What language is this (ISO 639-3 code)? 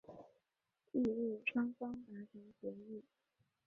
zho